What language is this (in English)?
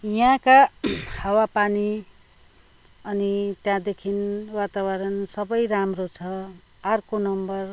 Nepali